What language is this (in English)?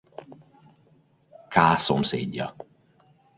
Hungarian